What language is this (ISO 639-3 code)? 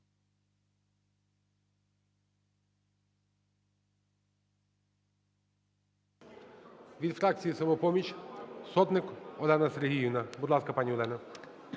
ukr